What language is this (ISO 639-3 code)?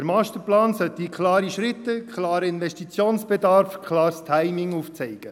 gsw